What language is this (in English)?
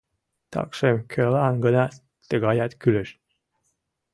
Mari